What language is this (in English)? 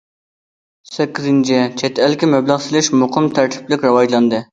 Uyghur